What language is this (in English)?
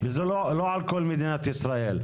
Hebrew